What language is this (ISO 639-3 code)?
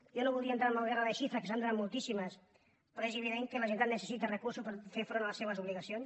cat